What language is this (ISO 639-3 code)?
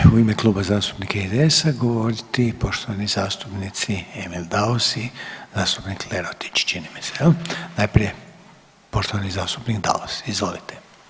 hrv